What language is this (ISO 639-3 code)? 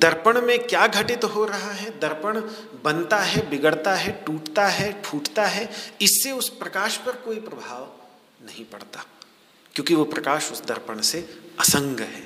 hin